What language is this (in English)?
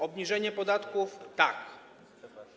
Polish